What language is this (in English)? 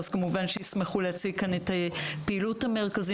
Hebrew